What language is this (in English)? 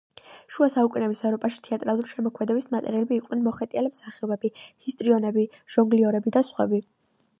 Georgian